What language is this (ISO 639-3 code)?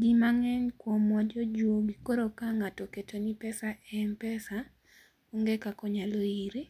luo